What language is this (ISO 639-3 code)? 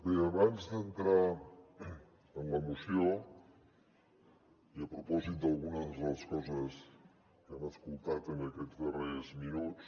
cat